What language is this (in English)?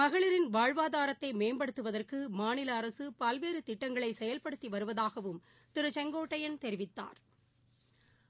Tamil